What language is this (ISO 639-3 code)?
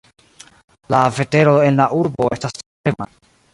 epo